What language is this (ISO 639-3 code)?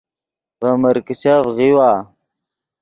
ydg